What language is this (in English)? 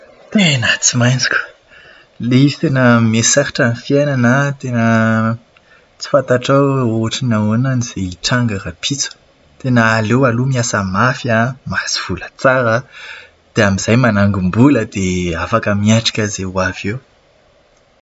Malagasy